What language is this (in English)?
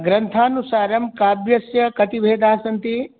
Sanskrit